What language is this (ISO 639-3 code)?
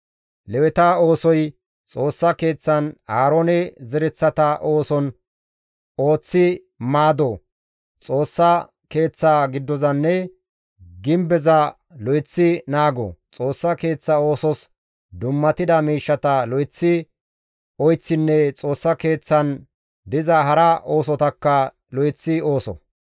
gmv